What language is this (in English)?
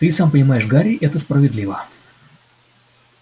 Russian